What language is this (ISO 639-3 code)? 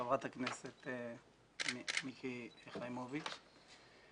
heb